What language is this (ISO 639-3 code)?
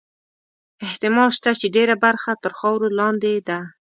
pus